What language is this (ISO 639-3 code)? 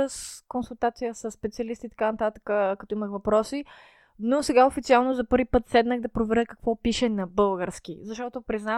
bul